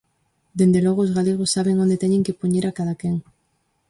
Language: Galician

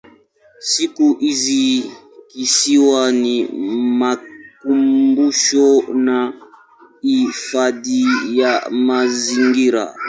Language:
Swahili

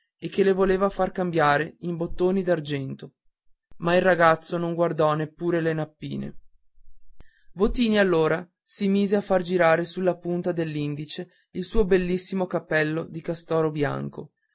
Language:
Italian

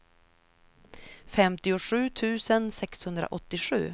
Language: Swedish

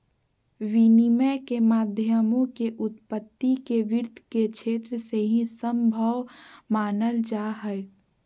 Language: Magahi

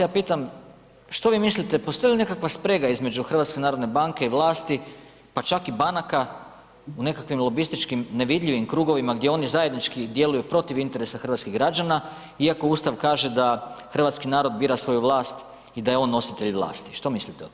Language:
Croatian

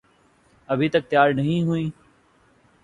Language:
Urdu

